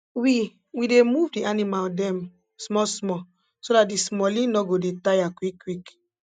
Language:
Nigerian Pidgin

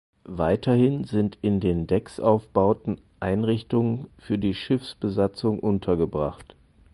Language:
German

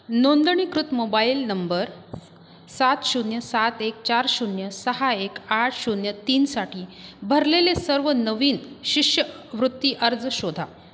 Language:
Marathi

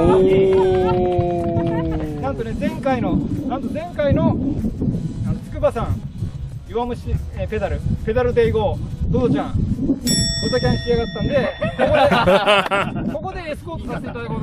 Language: Japanese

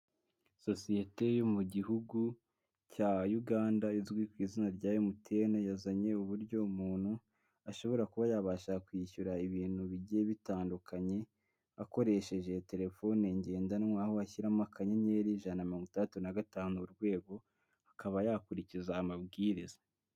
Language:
Kinyarwanda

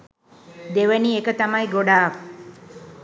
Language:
Sinhala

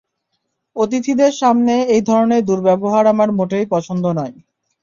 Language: Bangla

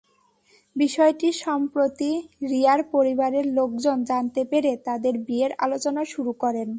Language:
Bangla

